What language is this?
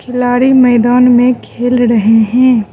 Hindi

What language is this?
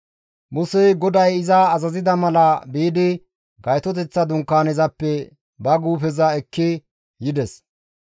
Gamo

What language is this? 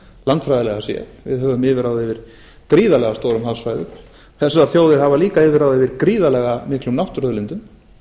Icelandic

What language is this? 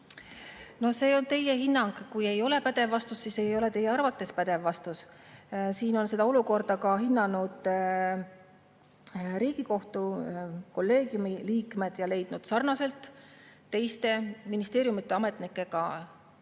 Estonian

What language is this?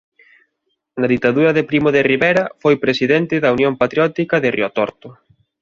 Galician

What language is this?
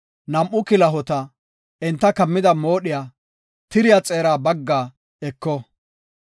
Gofa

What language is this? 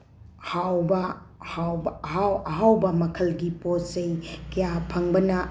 Manipuri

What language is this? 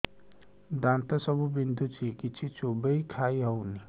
Odia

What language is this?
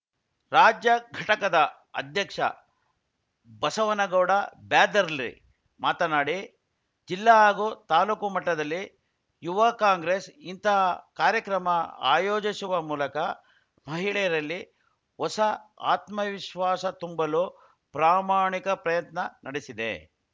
Kannada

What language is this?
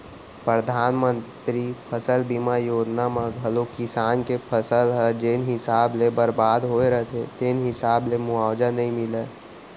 Chhattisgarhi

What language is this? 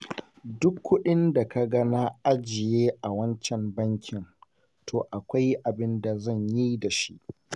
Hausa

